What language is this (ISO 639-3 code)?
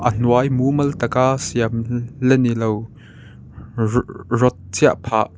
lus